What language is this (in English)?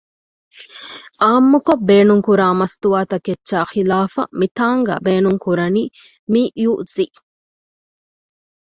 Divehi